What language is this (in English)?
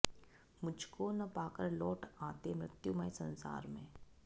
Sanskrit